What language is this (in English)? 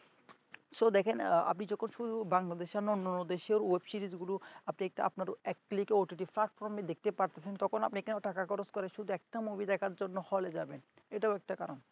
Bangla